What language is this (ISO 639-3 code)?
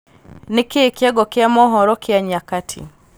kik